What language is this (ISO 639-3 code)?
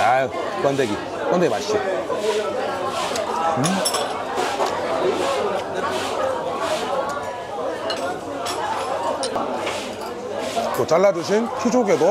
kor